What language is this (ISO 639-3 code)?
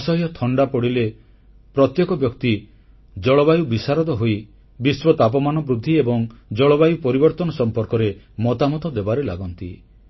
ori